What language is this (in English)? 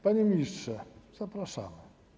Polish